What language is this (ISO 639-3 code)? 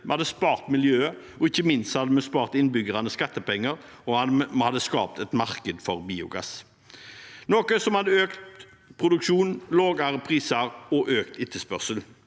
nor